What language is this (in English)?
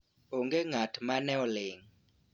Luo (Kenya and Tanzania)